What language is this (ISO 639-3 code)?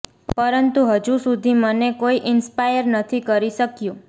guj